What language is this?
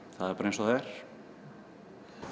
Icelandic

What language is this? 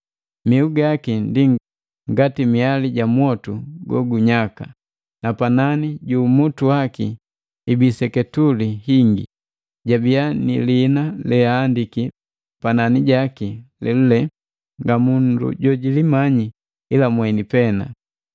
Matengo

